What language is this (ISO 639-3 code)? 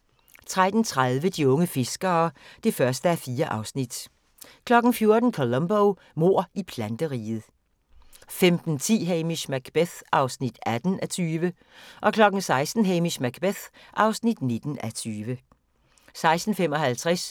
dan